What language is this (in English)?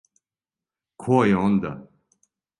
Serbian